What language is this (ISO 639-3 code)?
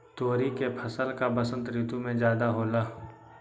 mag